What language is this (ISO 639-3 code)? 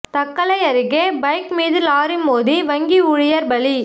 tam